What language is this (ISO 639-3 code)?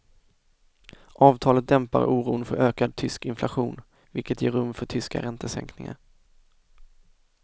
swe